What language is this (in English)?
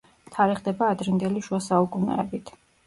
Georgian